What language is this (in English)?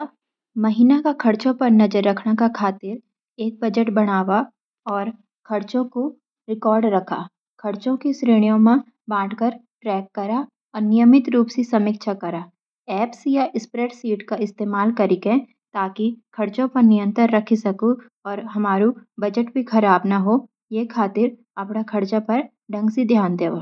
Garhwali